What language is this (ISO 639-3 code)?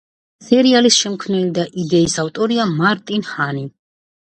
kat